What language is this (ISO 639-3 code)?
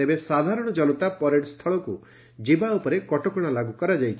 ori